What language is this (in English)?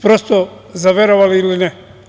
Serbian